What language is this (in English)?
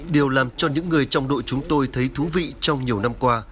Vietnamese